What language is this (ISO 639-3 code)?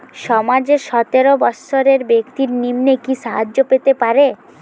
ben